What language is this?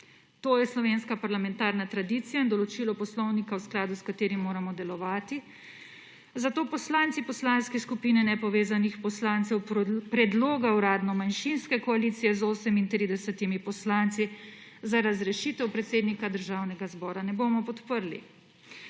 Slovenian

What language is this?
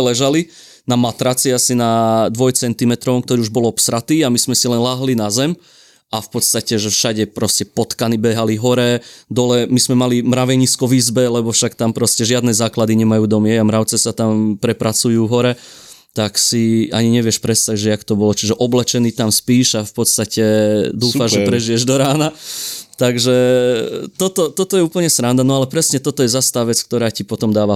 Slovak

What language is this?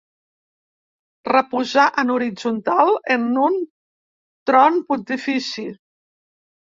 Catalan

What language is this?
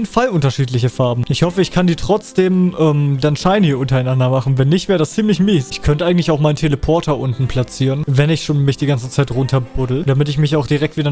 German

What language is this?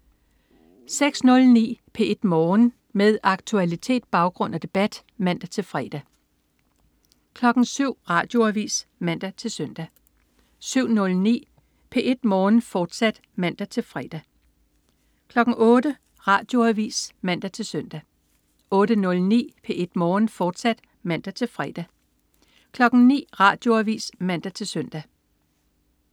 Danish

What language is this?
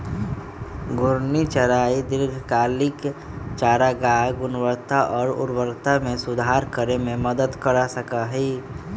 Magahi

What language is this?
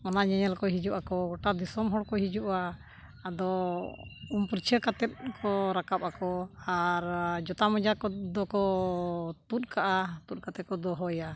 Santali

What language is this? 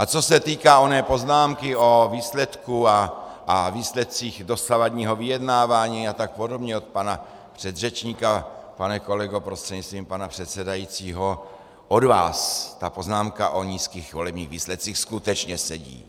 Czech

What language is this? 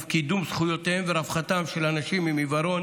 Hebrew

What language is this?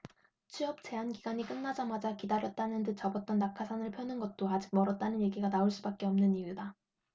Korean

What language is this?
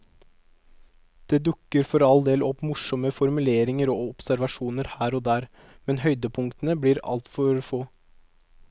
Norwegian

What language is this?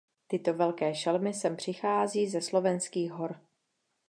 Czech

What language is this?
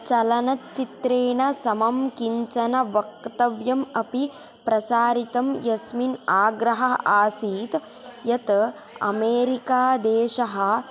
Sanskrit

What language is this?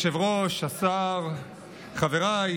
Hebrew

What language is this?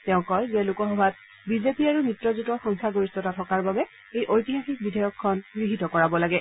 Assamese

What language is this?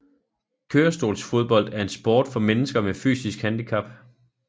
Danish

